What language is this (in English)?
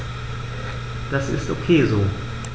German